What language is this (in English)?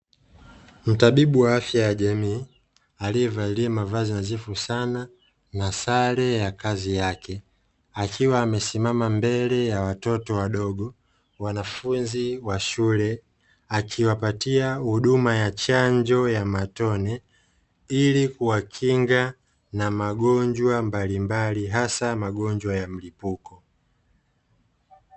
Swahili